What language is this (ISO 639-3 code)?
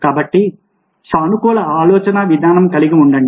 tel